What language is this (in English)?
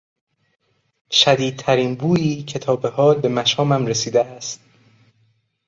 Persian